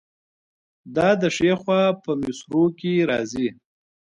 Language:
Pashto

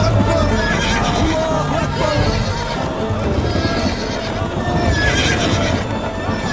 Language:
Arabic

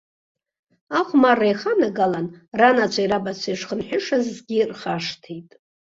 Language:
Abkhazian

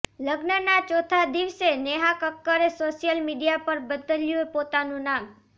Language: Gujarati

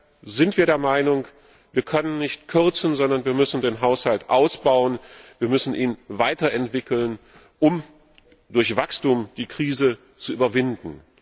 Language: German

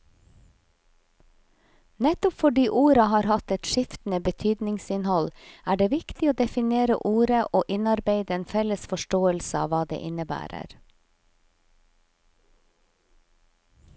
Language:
Norwegian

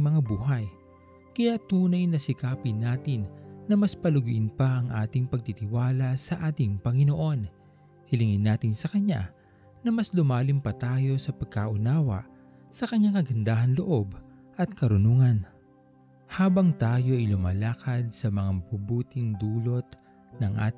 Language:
Filipino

